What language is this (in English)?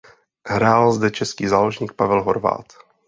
Czech